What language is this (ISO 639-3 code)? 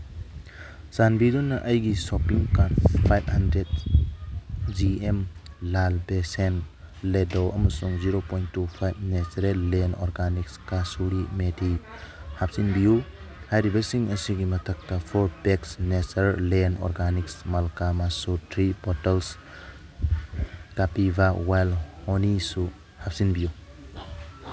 mni